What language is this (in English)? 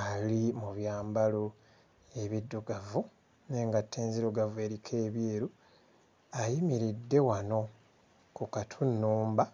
Ganda